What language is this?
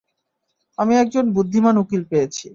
Bangla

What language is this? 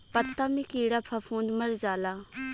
Bhojpuri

